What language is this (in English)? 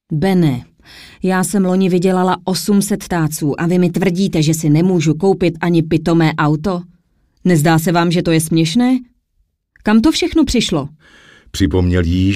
Czech